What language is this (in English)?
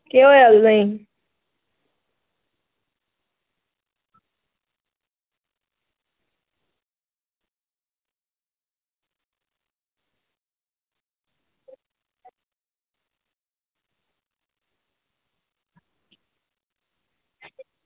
Dogri